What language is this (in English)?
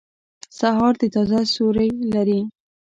Pashto